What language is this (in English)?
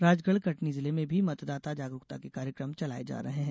Hindi